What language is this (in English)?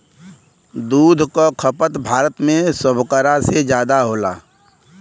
Bhojpuri